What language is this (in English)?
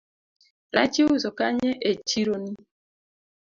Luo (Kenya and Tanzania)